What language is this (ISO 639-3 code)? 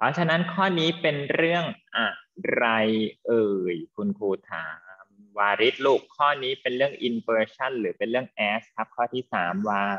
tha